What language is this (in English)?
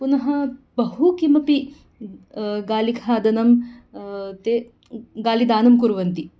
Sanskrit